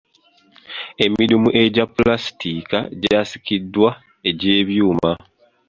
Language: Ganda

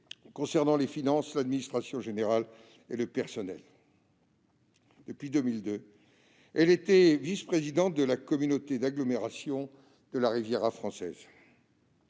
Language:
French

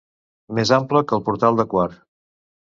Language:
Catalan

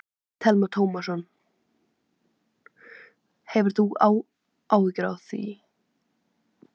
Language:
Icelandic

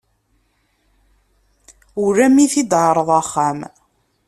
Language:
Kabyle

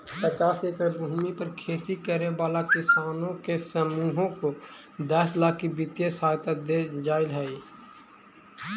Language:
Magahi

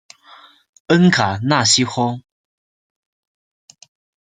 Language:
Chinese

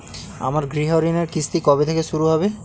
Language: Bangla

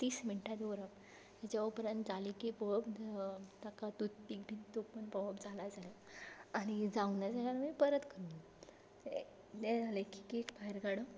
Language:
Konkani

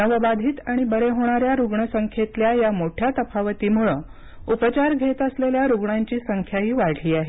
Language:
Marathi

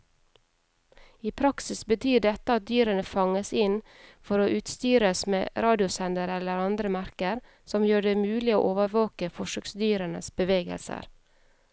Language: Norwegian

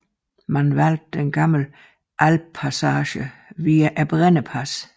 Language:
Danish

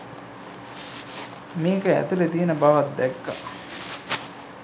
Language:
Sinhala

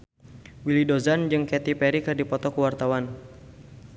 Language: Sundanese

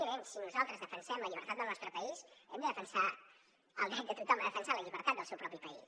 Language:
Catalan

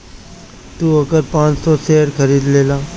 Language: Bhojpuri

